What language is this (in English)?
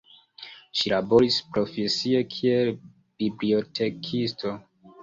Esperanto